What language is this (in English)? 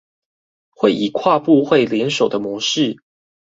Chinese